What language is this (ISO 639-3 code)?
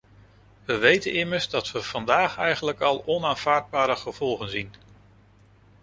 nld